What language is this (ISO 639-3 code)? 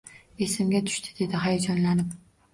uzb